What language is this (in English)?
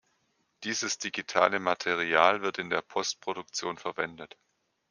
German